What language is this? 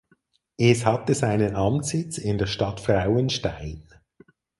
German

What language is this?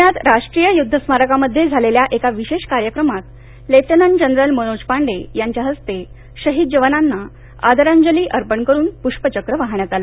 Marathi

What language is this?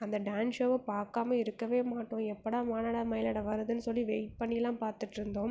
Tamil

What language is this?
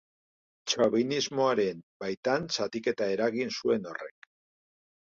Basque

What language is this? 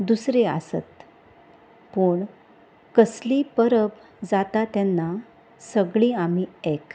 Konkani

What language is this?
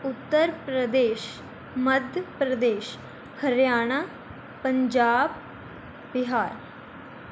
Punjabi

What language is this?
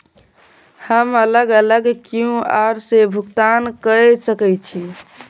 Maithili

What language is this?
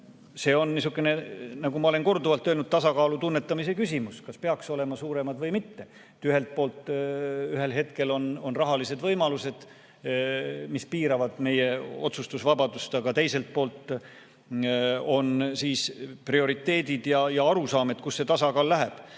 Estonian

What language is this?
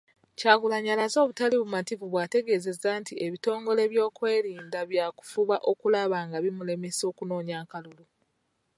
Ganda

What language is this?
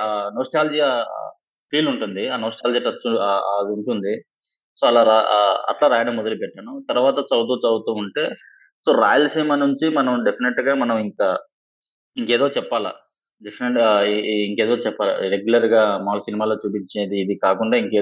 Telugu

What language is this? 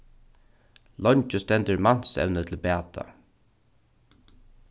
Faroese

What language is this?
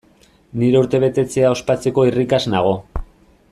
Basque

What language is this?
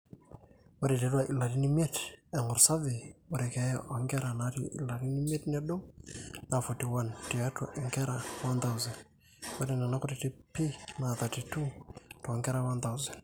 Masai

